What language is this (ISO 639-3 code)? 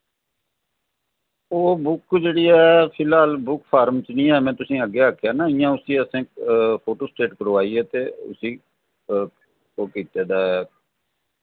doi